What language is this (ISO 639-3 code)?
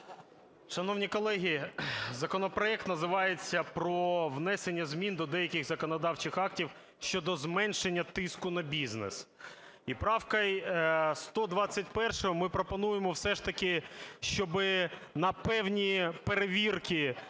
ukr